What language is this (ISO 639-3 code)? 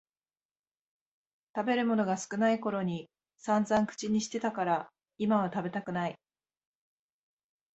jpn